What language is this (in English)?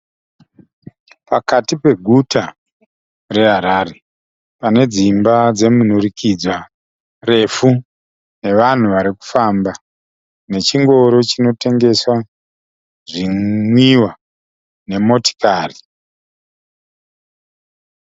Shona